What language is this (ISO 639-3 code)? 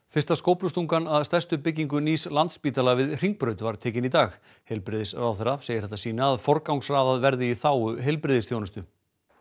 isl